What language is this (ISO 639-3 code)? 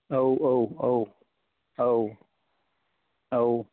brx